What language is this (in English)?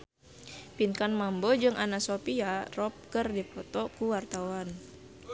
Sundanese